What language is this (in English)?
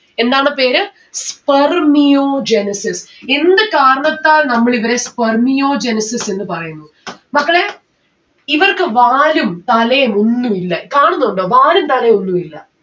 Malayalam